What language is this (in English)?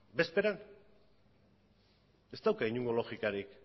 Basque